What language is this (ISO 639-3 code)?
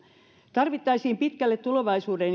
fin